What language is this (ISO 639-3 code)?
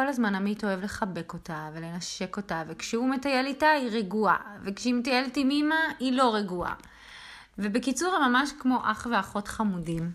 heb